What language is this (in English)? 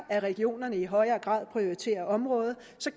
Danish